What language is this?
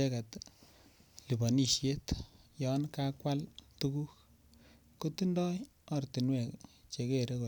Kalenjin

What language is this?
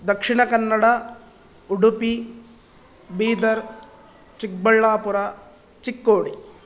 Sanskrit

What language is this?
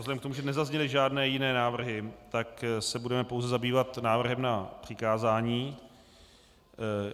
Czech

